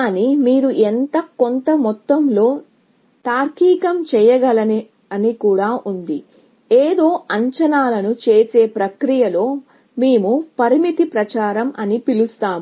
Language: Telugu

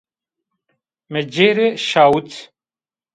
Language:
Zaza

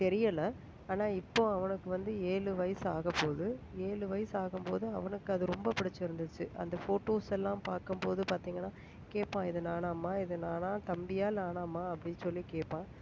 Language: Tamil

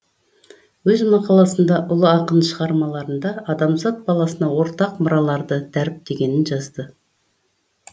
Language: Kazakh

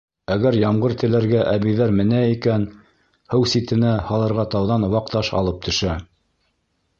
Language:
Bashkir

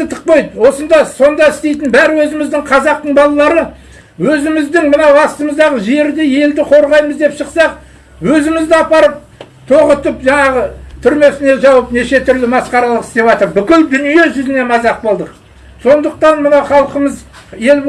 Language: Kazakh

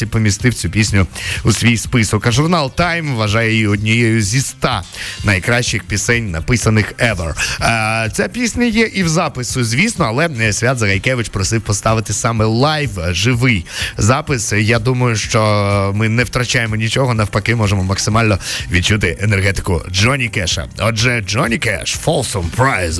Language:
Ukrainian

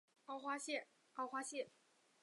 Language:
Chinese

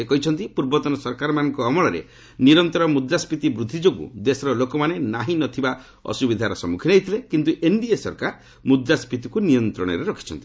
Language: Odia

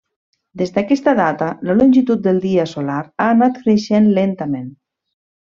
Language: Catalan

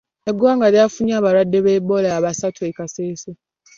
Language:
Ganda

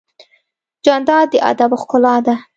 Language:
Pashto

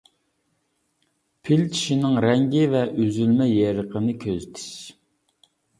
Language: Uyghur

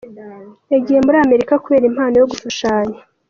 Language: Kinyarwanda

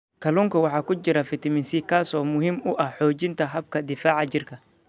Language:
Somali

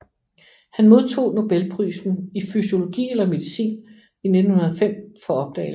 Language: Danish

